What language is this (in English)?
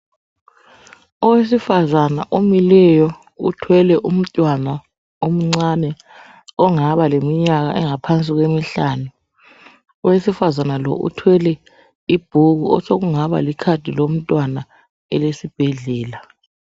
North Ndebele